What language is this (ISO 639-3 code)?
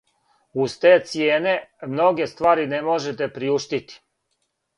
srp